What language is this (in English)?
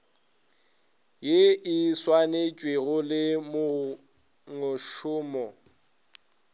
Northern Sotho